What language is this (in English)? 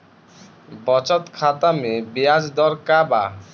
Bhojpuri